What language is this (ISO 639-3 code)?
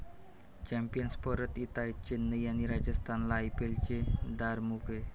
mar